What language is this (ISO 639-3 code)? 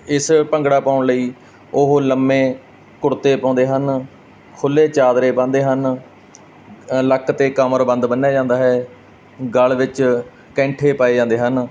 pan